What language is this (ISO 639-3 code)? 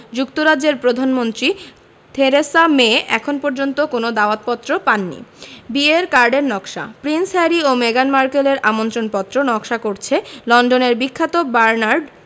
ben